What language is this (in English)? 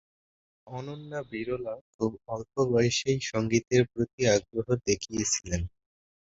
Bangla